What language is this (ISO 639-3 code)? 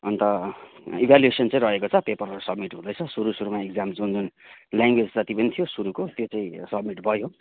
nep